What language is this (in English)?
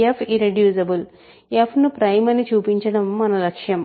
Telugu